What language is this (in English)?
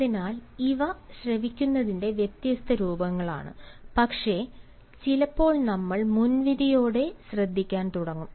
Malayalam